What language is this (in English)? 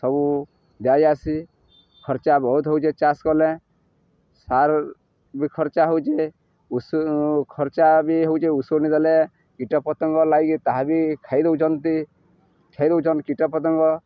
Odia